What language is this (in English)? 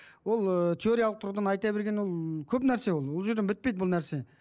Kazakh